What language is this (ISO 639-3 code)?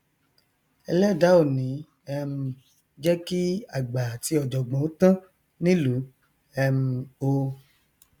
yor